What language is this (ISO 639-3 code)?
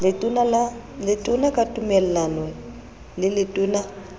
sot